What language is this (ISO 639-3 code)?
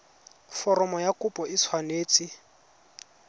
tsn